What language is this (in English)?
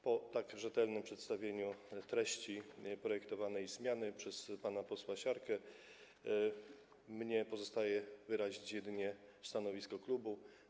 Polish